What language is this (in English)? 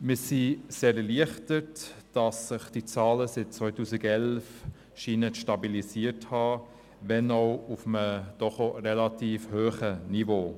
Swiss German